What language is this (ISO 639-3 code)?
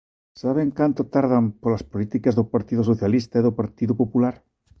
glg